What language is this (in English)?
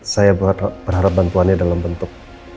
Indonesian